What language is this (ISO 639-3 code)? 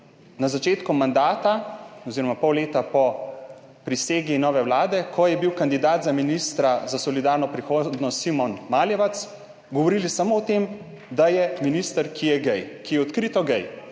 slv